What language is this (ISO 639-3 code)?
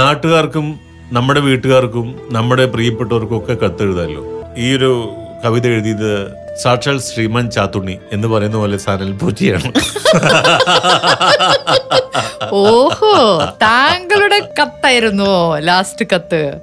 mal